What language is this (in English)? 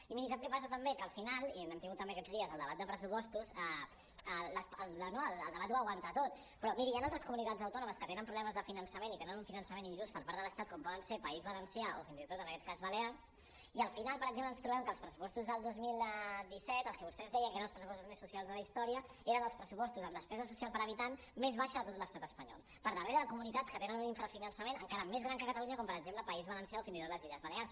Catalan